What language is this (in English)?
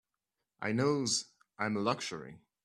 English